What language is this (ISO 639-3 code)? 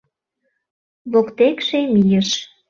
chm